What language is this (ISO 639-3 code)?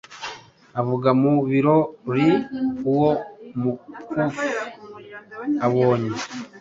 kin